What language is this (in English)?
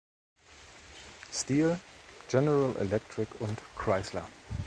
German